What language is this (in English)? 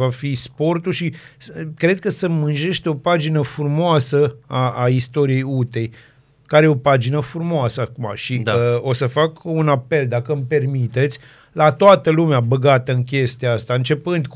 Romanian